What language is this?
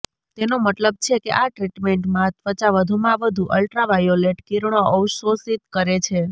Gujarati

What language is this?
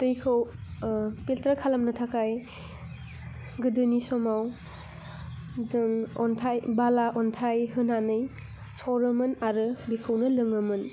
Bodo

